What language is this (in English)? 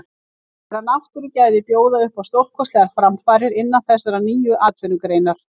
Icelandic